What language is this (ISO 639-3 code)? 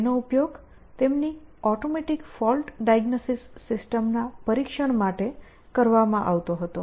guj